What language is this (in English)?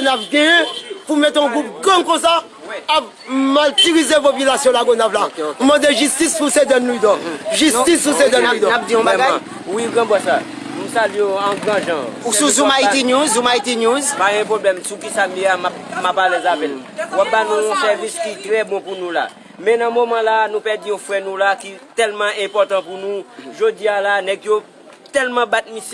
French